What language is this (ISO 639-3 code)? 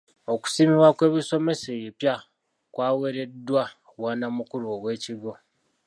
lug